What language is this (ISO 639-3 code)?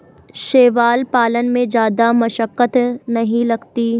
hin